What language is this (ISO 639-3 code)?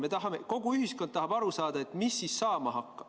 est